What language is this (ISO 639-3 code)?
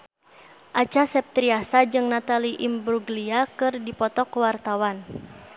sun